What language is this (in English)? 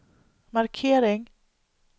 Swedish